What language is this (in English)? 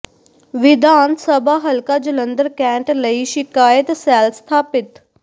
Punjabi